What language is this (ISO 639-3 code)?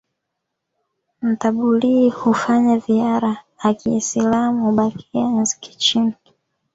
swa